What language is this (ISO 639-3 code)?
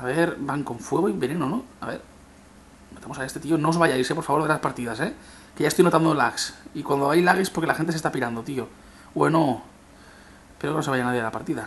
spa